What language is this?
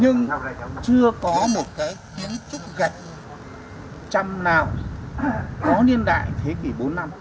Vietnamese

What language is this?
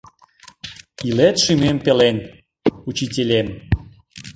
Mari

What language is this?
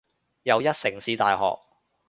Cantonese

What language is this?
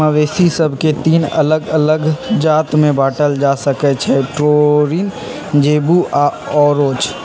Magahi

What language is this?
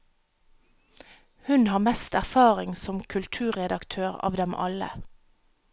Norwegian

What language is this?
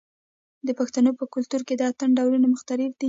Pashto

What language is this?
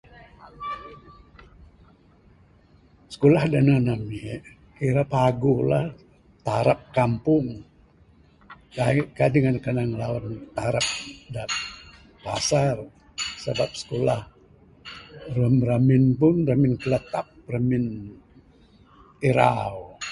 Bukar-Sadung Bidayuh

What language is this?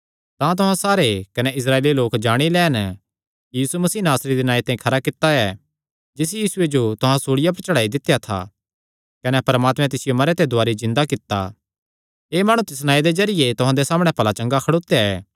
Kangri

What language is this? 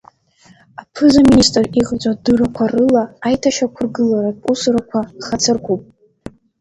Abkhazian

